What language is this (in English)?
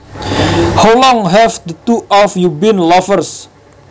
Javanese